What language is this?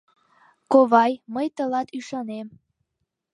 Mari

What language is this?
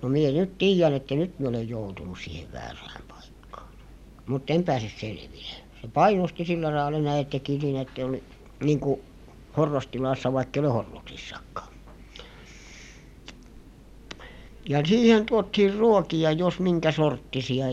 Finnish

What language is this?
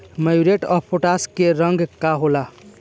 Bhojpuri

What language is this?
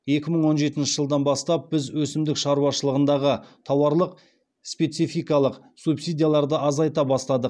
Kazakh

